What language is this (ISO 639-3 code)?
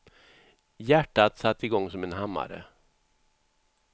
swe